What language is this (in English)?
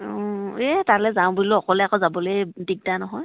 Assamese